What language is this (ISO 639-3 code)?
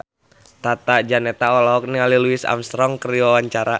sun